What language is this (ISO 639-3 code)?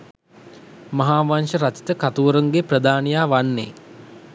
sin